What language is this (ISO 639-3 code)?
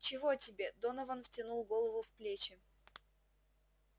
rus